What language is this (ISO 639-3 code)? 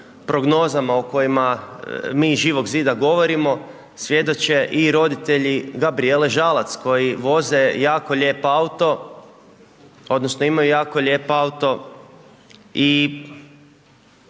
hrv